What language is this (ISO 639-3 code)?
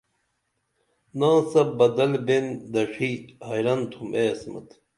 dml